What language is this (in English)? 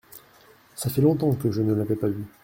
French